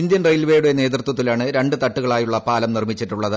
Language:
Malayalam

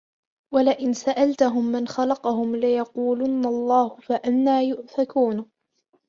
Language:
Arabic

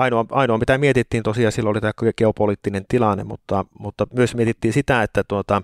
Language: Finnish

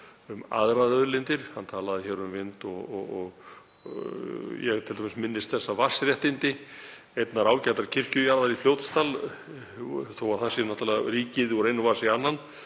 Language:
Icelandic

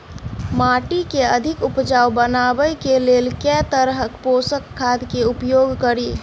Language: Maithili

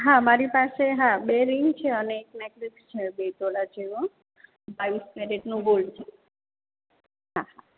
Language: Gujarati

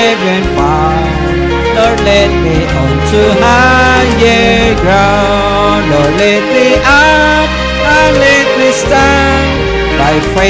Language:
Filipino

